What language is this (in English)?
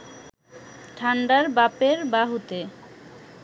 Bangla